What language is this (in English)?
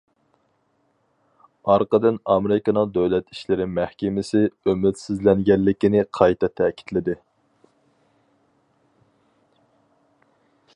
Uyghur